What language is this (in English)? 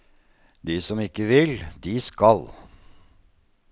Norwegian